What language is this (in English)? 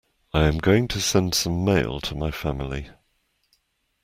English